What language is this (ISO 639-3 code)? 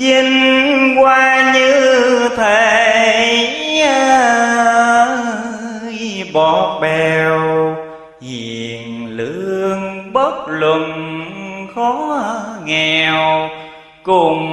vie